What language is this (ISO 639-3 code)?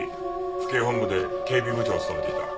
jpn